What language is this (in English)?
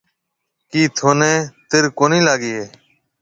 Marwari (Pakistan)